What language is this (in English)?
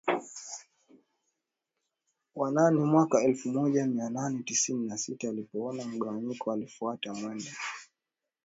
Swahili